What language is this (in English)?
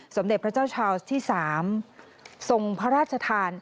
Thai